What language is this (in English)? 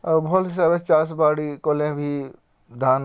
Odia